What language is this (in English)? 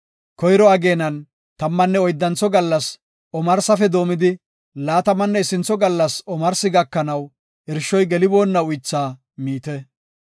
Gofa